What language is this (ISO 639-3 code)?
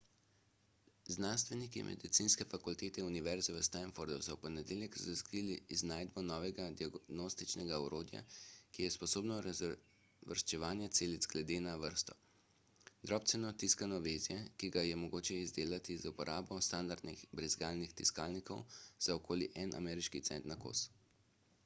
slv